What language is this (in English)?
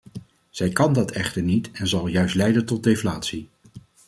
Dutch